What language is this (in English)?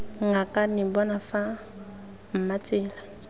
Tswana